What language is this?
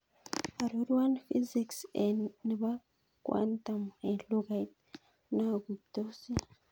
Kalenjin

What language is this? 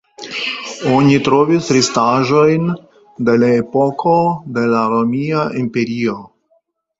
Esperanto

